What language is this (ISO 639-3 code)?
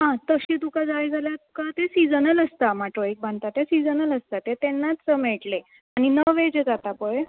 kok